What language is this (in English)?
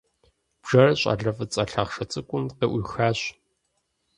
Kabardian